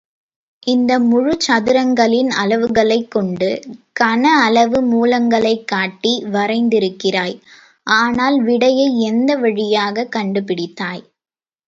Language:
Tamil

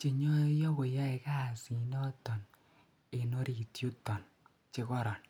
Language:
Kalenjin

